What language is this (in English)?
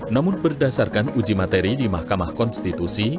Indonesian